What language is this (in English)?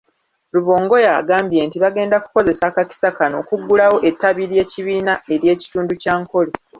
Ganda